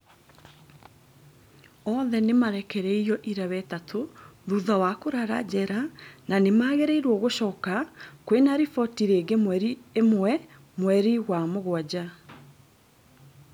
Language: Kikuyu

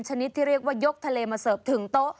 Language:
Thai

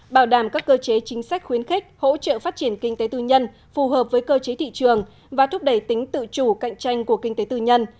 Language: Vietnamese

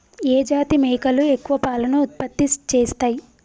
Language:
Telugu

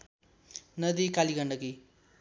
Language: Nepali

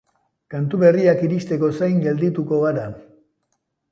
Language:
Basque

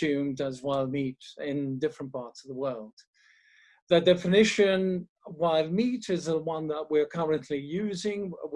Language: English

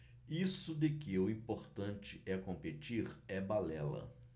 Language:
Portuguese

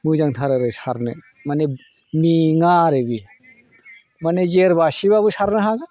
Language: Bodo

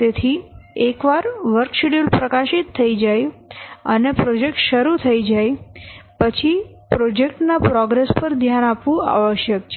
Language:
Gujarati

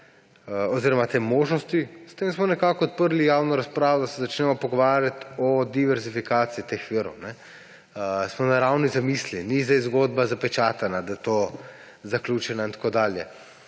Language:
Slovenian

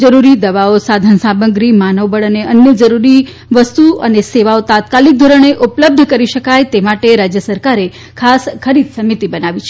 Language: Gujarati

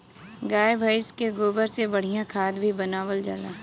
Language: Bhojpuri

